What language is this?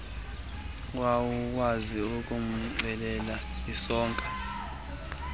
Xhosa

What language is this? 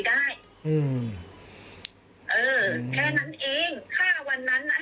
Thai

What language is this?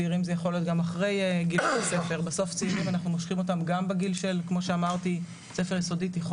Hebrew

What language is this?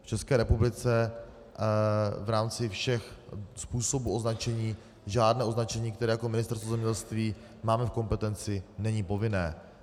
Czech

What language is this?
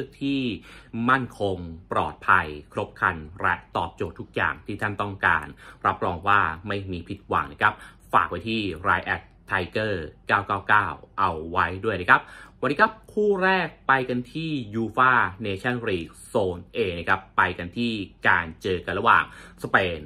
Thai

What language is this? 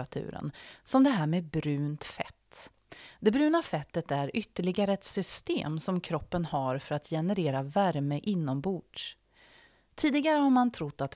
Swedish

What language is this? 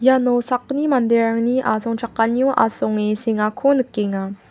Garo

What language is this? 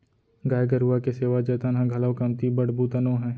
Chhattisgarhi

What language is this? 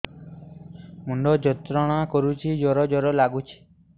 Odia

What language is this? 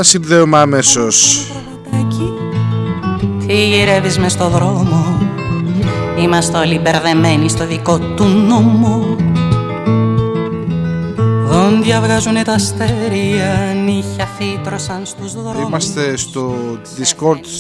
Greek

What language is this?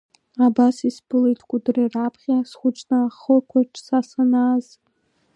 Abkhazian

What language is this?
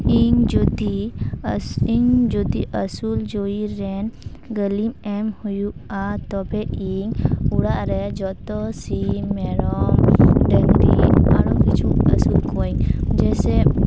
Santali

